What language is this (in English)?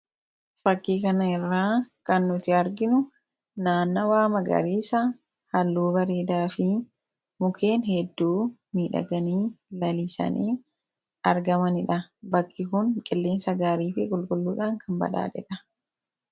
Oromo